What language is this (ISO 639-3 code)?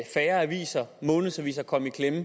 dan